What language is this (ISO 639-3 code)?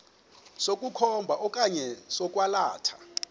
xho